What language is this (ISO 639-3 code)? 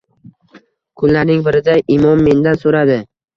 uzb